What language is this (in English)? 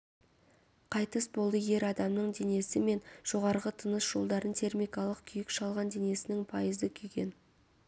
Kazakh